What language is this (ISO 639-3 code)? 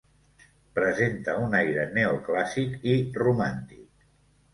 cat